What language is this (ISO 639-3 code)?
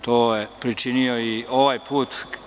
srp